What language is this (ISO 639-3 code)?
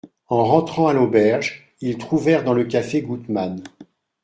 fra